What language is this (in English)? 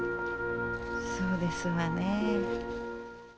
Japanese